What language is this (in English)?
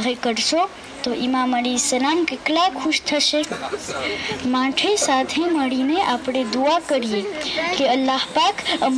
Arabic